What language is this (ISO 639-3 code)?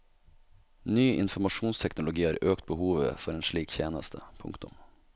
nor